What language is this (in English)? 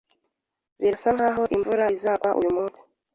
Kinyarwanda